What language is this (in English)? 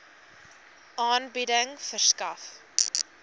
Afrikaans